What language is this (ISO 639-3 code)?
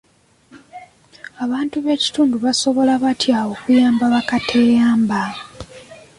lug